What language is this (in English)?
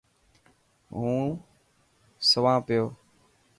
Dhatki